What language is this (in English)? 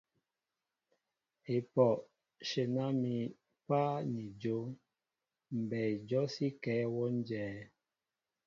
Mbo (Cameroon)